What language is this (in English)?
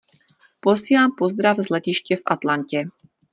Czech